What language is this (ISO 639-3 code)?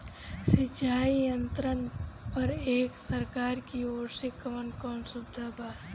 bho